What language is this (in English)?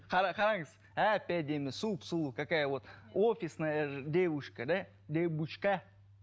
Kazakh